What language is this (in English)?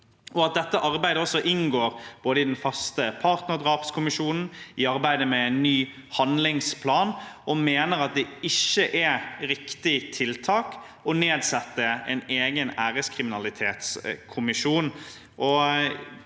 Norwegian